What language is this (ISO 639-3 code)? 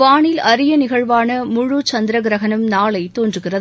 tam